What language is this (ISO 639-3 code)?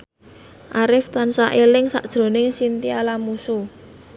jav